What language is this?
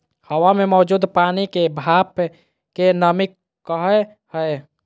Magahi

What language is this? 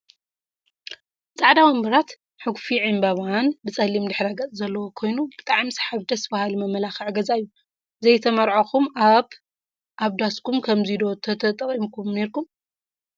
Tigrinya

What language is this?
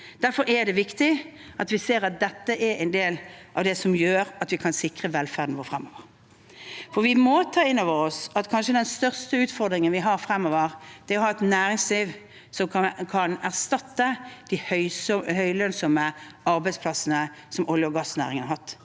Norwegian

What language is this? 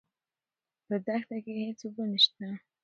Pashto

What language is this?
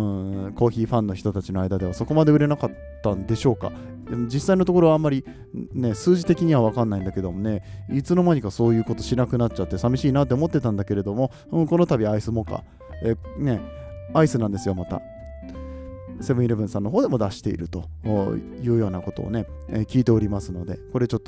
Japanese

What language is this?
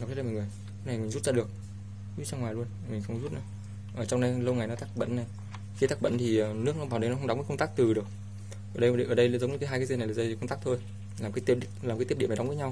Vietnamese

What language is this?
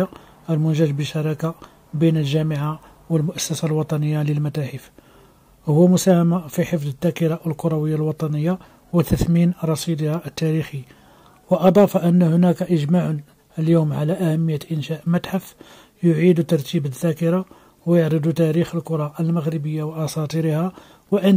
Arabic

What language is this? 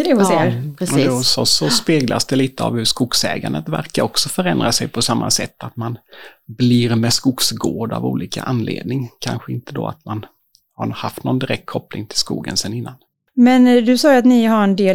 Swedish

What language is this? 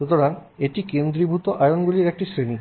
Bangla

